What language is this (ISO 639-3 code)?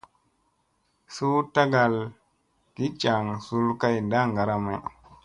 mse